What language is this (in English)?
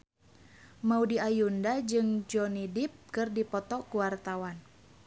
Sundanese